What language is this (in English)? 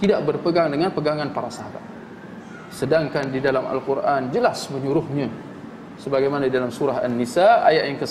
Malay